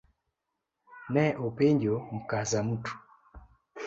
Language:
Luo (Kenya and Tanzania)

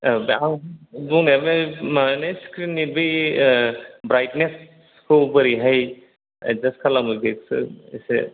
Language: Bodo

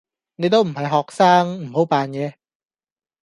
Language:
Cantonese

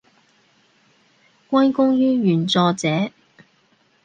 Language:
Cantonese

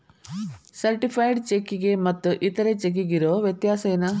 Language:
Kannada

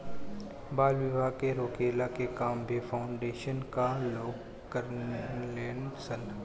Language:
Bhojpuri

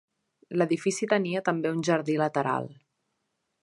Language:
Catalan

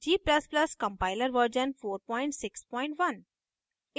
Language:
Hindi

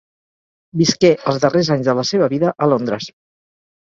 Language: Catalan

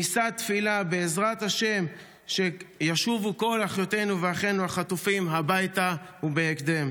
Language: Hebrew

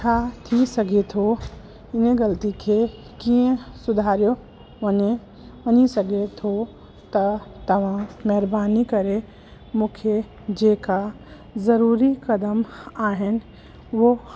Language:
Sindhi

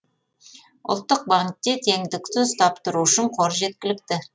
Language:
Kazakh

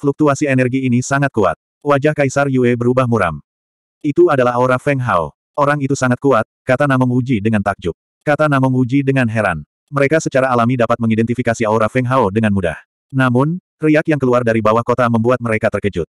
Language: Indonesian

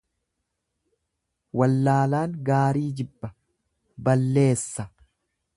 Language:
Oromo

